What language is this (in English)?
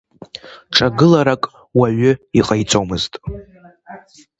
Abkhazian